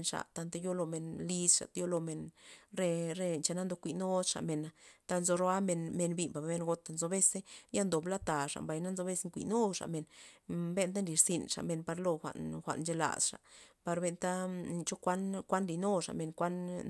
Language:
Loxicha Zapotec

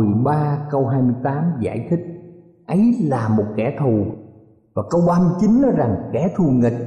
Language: Vietnamese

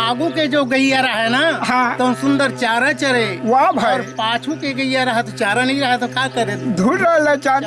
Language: Odia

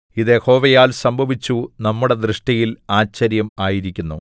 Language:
Malayalam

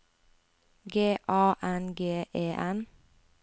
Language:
Norwegian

